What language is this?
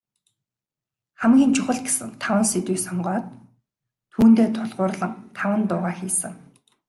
Mongolian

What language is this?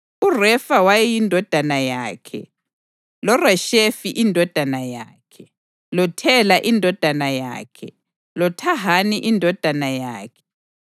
North Ndebele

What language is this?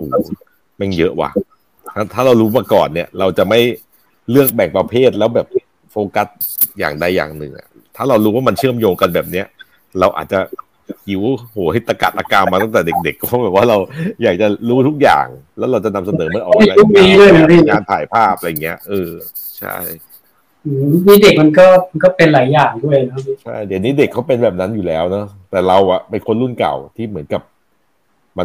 Thai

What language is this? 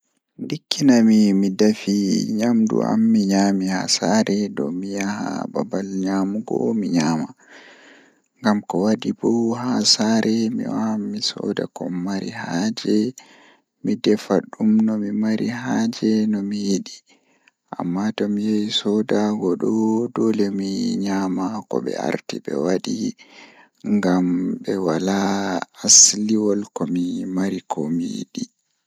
Fula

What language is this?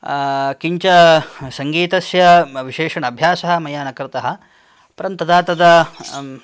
Sanskrit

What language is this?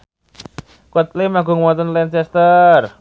Javanese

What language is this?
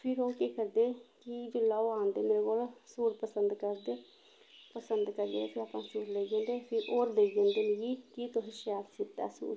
Dogri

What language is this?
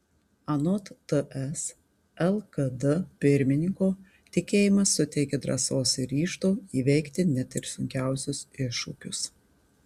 Lithuanian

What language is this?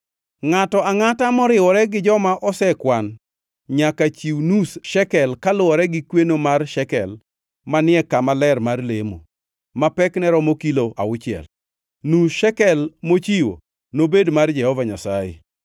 Luo (Kenya and Tanzania)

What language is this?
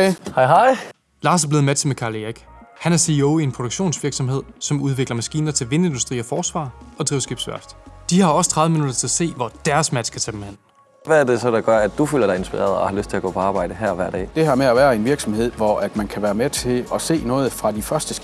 Danish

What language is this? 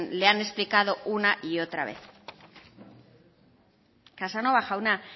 Spanish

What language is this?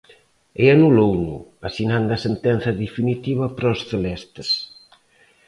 Galician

